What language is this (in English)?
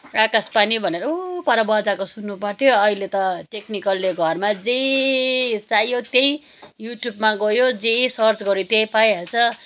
Nepali